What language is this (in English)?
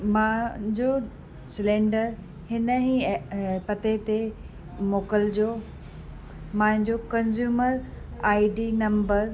Sindhi